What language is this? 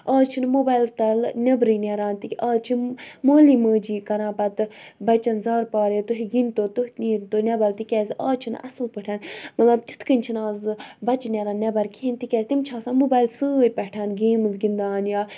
Kashmiri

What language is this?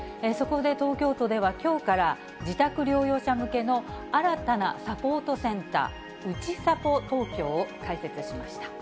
Japanese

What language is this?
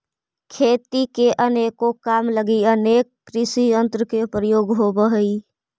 Magahi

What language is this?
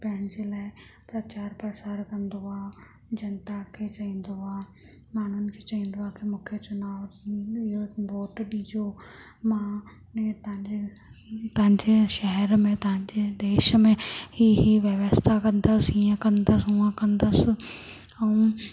Sindhi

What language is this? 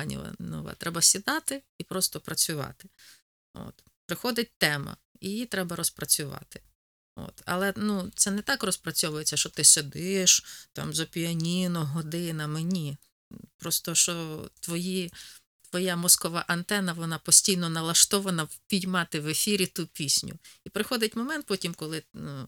Ukrainian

